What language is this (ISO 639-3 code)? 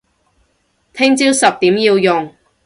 yue